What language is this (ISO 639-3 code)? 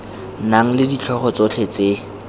tsn